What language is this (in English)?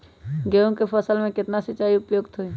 Magahi